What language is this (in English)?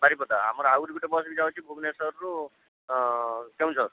Odia